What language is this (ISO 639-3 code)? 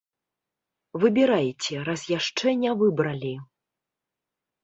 bel